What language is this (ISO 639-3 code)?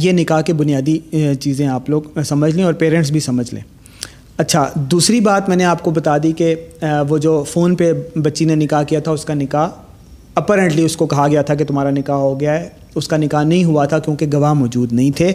urd